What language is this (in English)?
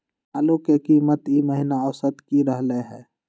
Magahi